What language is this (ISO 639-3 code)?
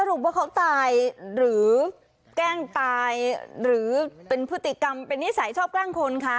tha